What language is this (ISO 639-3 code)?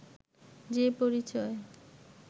ben